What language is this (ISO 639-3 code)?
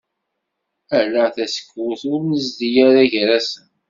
kab